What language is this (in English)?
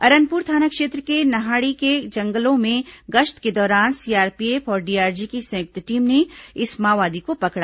Hindi